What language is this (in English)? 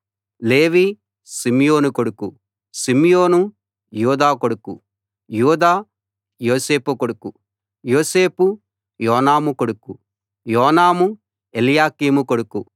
Telugu